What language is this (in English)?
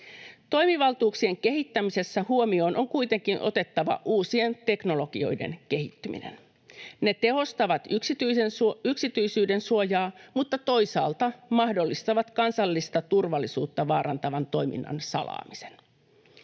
Finnish